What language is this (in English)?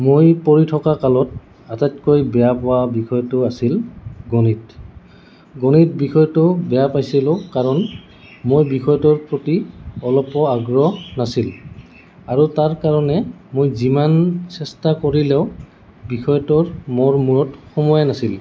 Assamese